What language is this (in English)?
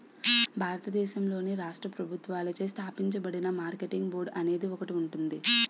Telugu